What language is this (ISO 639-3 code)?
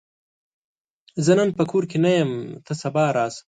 pus